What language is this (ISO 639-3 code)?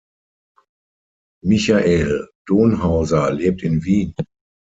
deu